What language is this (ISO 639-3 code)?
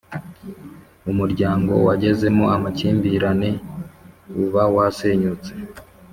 kin